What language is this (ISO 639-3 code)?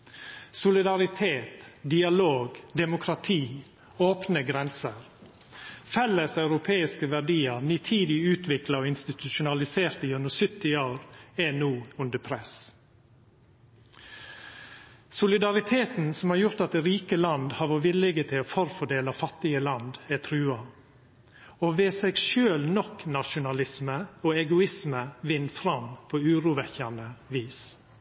nno